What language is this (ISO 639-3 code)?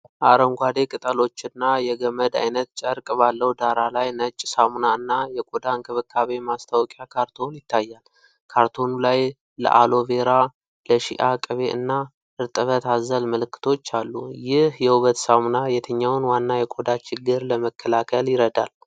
amh